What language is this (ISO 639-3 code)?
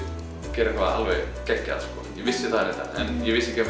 isl